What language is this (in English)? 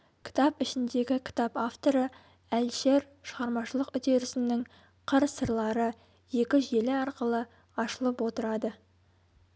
Kazakh